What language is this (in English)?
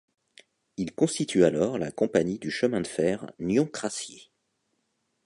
French